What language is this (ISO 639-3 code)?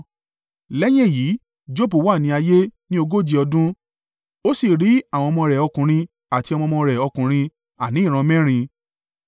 yor